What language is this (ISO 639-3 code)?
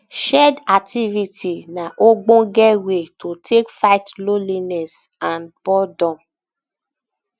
pcm